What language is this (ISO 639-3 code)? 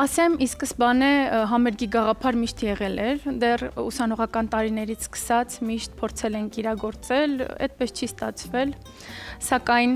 ron